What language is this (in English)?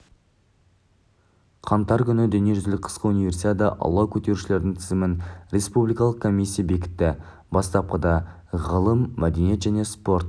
Kazakh